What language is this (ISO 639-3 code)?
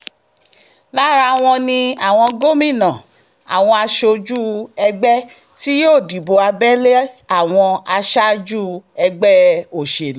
yor